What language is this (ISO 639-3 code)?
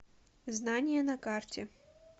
rus